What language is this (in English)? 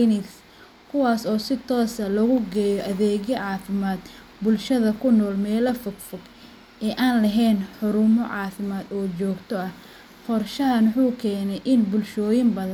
Somali